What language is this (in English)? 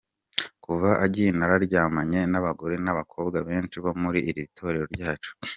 Kinyarwanda